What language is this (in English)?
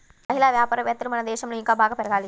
Telugu